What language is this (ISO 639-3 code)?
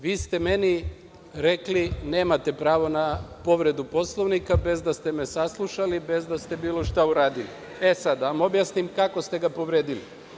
srp